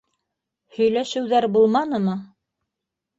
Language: Bashkir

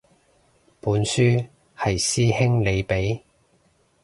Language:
Cantonese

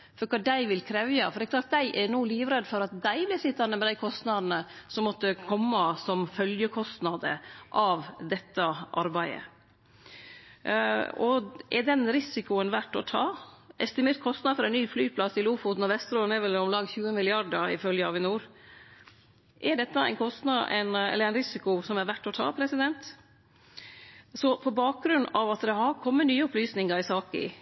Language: Norwegian Nynorsk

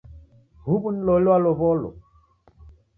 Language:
Taita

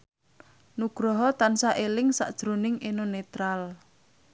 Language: Javanese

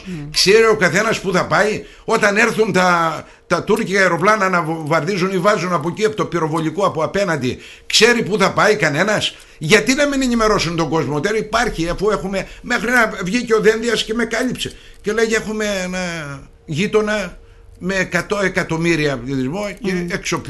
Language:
Greek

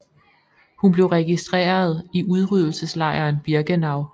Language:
Danish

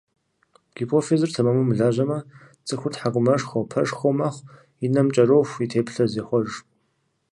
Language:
Kabardian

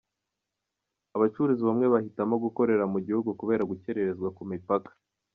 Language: Kinyarwanda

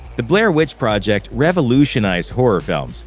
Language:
English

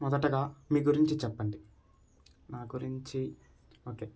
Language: Telugu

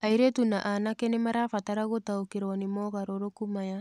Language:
Kikuyu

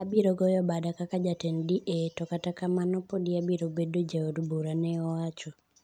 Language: Luo (Kenya and Tanzania)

